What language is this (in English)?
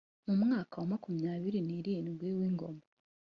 Kinyarwanda